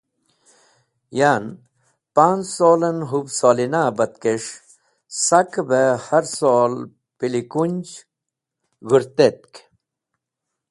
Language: Wakhi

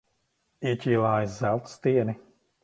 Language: Latvian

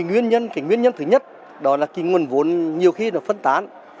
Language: Vietnamese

